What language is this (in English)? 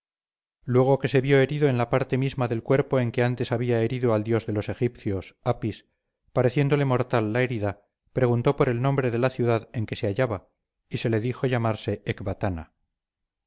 Spanish